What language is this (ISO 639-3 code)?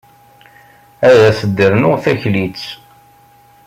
kab